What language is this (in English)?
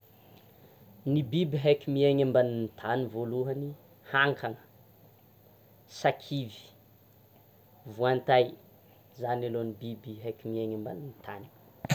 Tsimihety Malagasy